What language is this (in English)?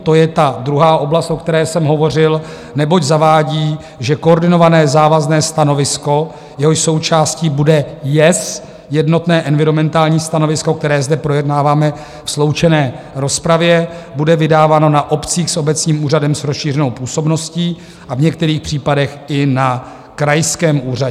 Czech